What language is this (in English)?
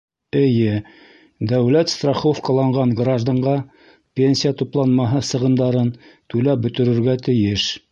Bashkir